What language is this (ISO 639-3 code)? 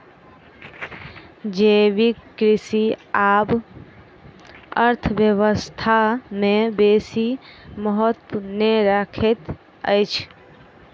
mai